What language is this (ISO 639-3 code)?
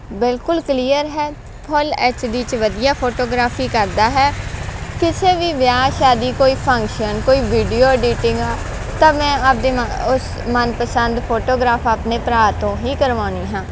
pan